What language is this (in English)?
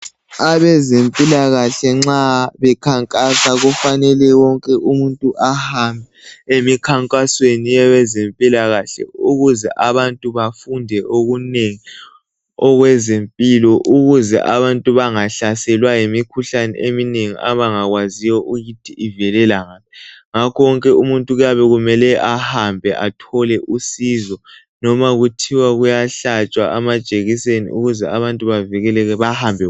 North Ndebele